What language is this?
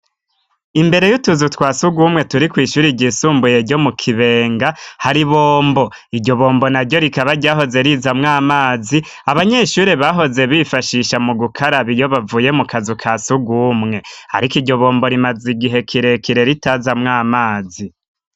Rundi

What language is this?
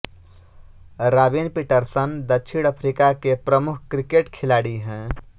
Hindi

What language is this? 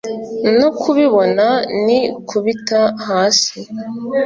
Kinyarwanda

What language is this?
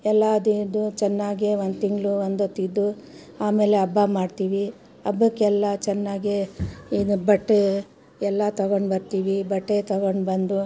Kannada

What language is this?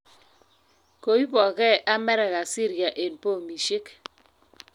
Kalenjin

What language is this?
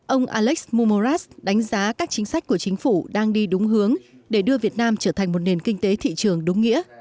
Vietnamese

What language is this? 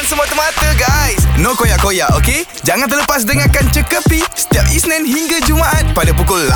Malay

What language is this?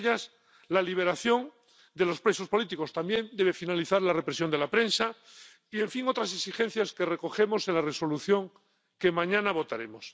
Spanish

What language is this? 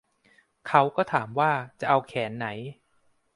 Thai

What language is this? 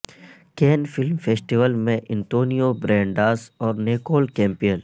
Urdu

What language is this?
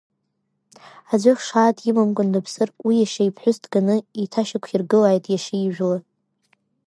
Abkhazian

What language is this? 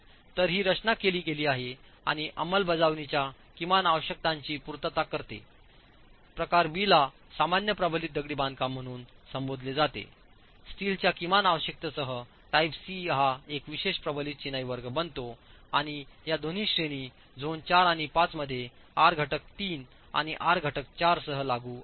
Marathi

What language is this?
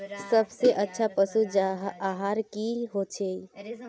Magahi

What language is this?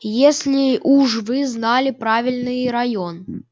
Russian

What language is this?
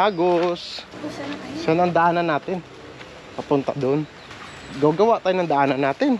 Filipino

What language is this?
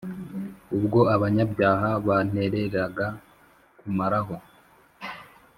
Kinyarwanda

